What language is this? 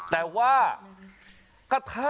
Thai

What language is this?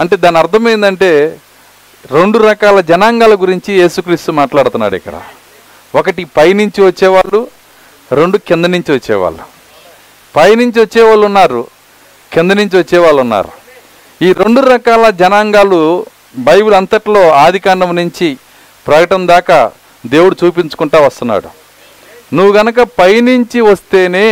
Telugu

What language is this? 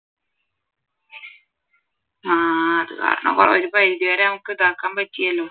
Malayalam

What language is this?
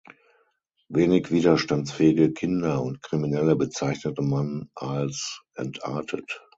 German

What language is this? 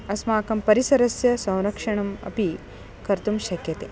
Sanskrit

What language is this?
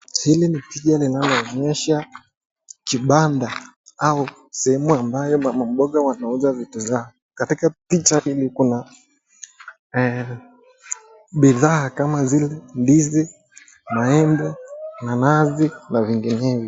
Swahili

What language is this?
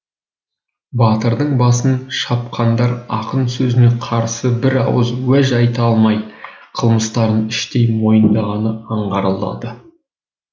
Kazakh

